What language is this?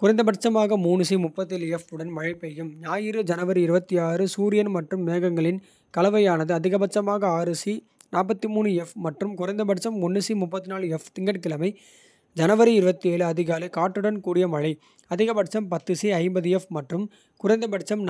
Kota (India)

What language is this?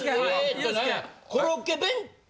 Japanese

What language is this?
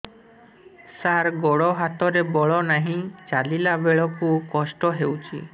Odia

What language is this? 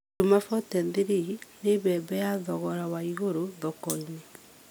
Kikuyu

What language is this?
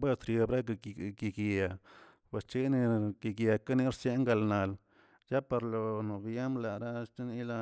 Tilquiapan Zapotec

